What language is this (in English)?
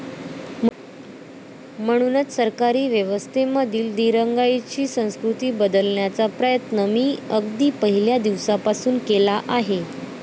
Marathi